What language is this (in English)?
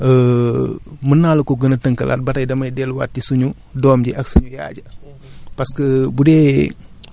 Wolof